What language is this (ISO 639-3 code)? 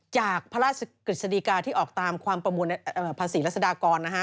tha